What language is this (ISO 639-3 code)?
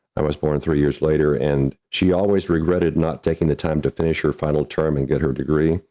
eng